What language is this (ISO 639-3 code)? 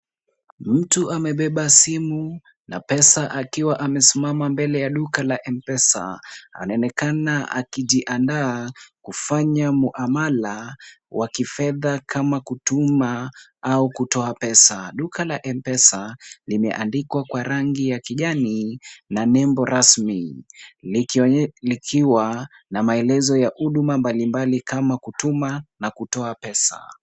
swa